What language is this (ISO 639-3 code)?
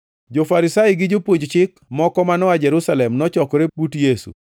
luo